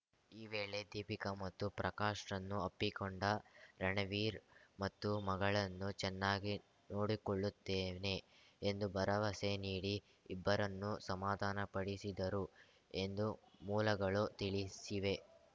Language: Kannada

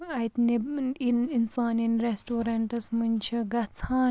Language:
Kashmiri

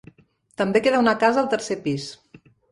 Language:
Catalan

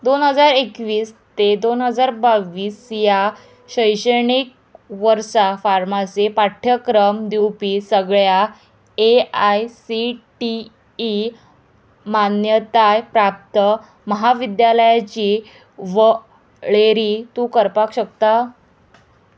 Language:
Konkani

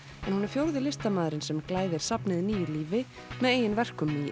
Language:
Icelandic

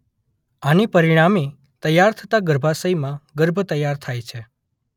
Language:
Gujarati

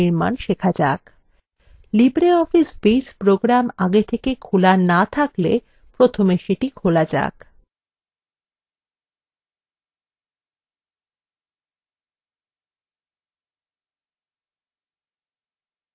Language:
Bangla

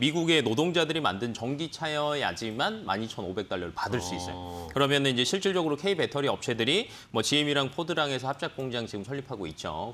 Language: Korean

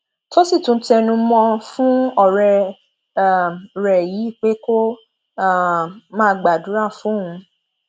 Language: Yoruba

